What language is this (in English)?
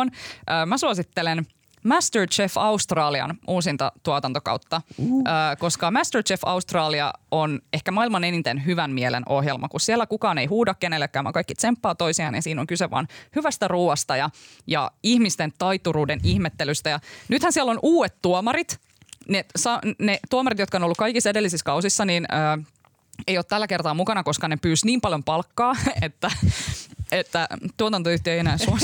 Finnish